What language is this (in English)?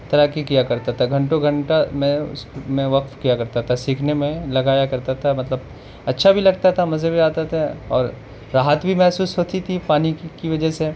Urdu